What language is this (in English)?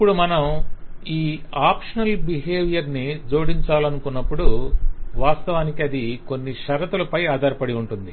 Telugu